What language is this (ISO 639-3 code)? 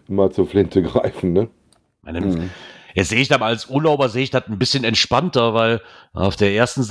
deu